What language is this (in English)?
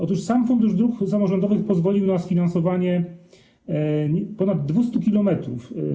Polish